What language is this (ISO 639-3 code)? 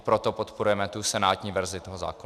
ces